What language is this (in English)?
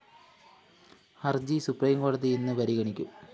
Malayalam